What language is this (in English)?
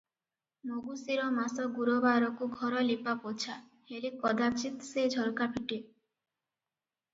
Odia